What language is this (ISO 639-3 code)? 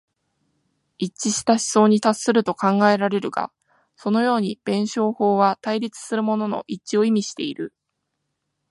jpn